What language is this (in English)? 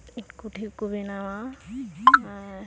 Santali